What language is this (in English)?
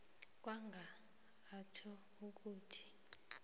South Ndebele